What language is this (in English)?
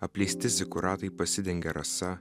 Lithuanian